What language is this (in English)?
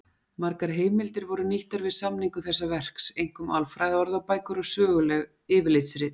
Icelandic